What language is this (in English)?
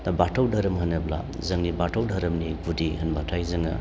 Bodo